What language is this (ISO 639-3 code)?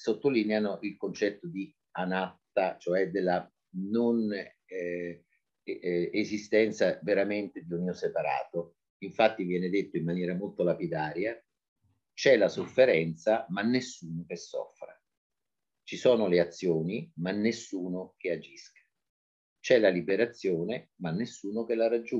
ita